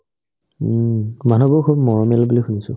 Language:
Assamese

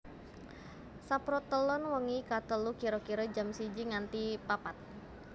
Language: Javanese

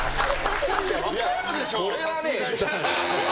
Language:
Japanese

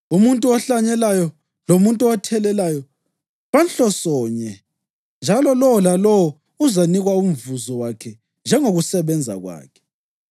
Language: North Ndebele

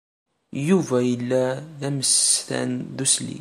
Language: Kabyle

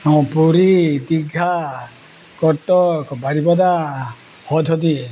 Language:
Santali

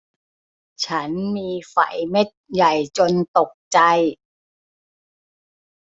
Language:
Thai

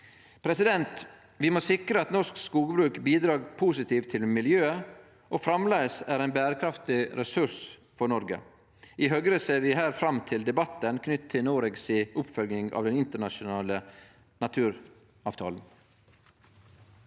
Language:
Norwegian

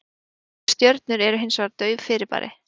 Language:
Icelandic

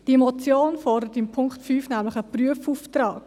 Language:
Swiss German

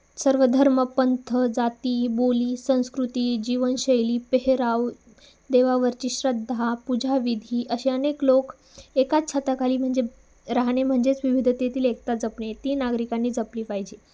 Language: Marathi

